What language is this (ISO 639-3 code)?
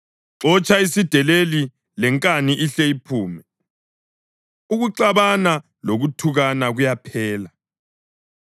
nde